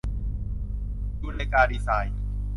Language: Thai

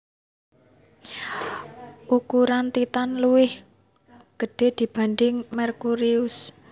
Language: Javanese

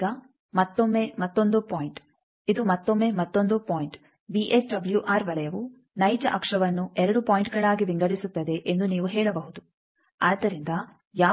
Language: Kannada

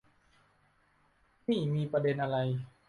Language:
Thai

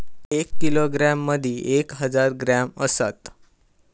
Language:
Marathi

